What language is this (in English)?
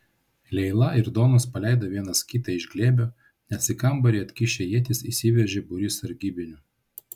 Lithuanian